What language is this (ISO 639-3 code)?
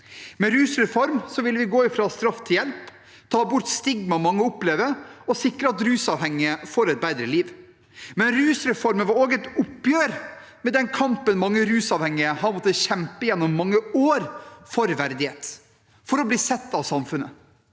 nor